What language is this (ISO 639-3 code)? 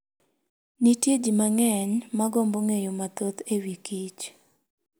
luo